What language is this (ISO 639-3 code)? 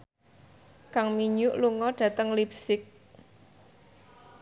jav